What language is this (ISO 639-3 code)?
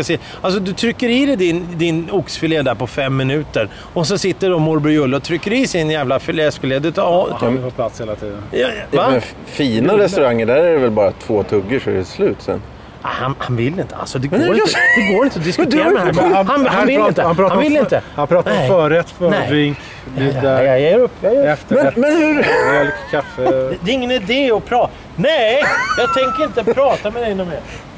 swe